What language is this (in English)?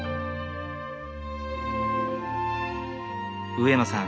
Japanese